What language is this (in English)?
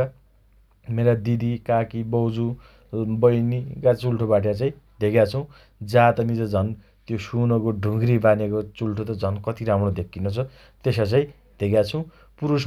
Dotyali